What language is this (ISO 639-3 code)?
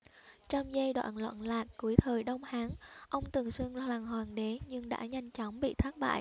vie